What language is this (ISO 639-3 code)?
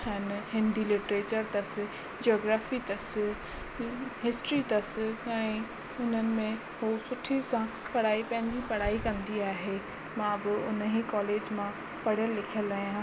snd